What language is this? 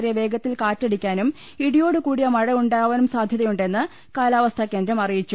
Malayalam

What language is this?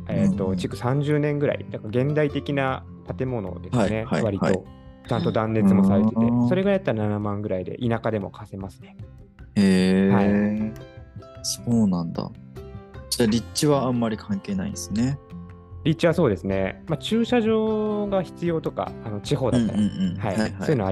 Japanese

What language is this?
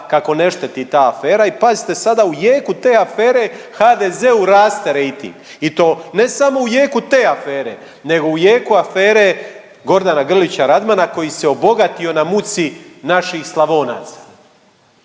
Croatian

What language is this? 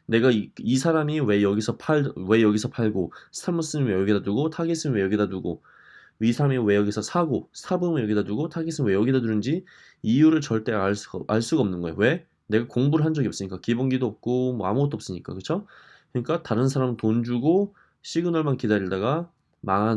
Korean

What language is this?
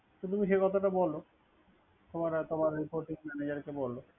Bangla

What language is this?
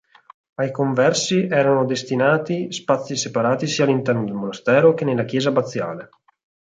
Italian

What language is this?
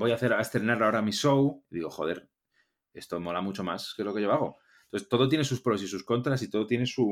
Spanish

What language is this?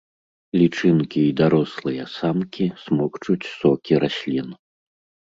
Belarusian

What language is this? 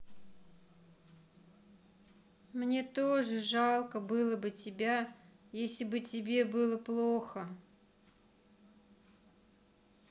Russian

